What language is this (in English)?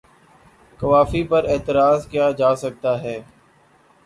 Urdu